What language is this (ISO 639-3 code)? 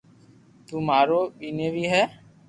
lrk